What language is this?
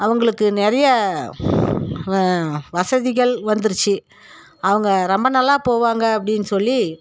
Tamil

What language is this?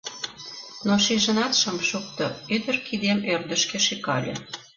Mari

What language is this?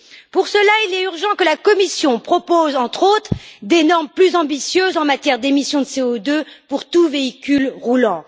French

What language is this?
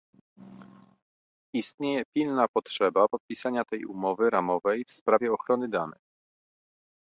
Polish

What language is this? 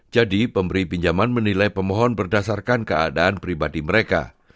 Indonesian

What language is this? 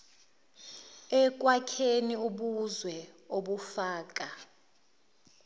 Zulu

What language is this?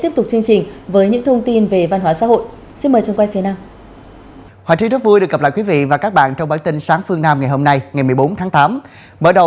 Vietnamese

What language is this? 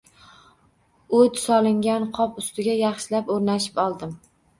Uzbek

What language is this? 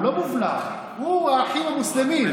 Hebrew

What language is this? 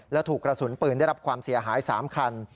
Thai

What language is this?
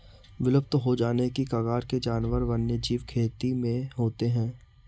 Hindi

